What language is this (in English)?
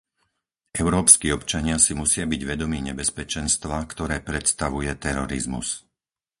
Slovak